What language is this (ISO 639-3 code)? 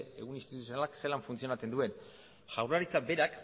eus